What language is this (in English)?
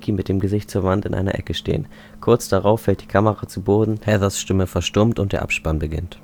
German